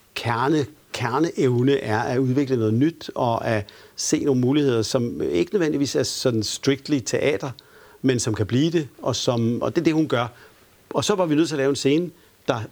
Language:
Danish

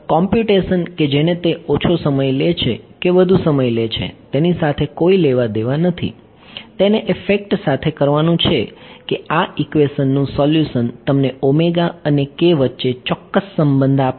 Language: Gujarati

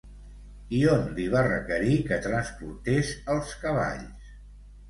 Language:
Catalan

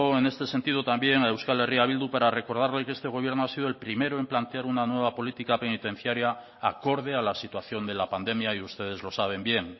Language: Spanish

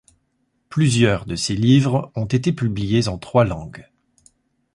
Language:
French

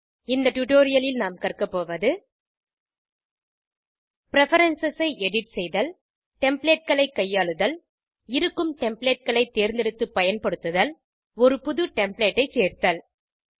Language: Tamil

